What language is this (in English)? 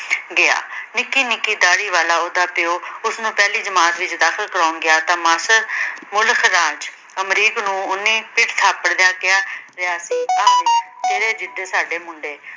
Punjabi